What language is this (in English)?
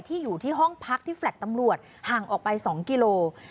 Thai